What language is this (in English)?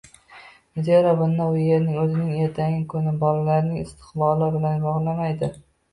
Uzbek